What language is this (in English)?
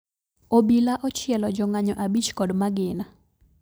Luo (Kenya and Tanzania)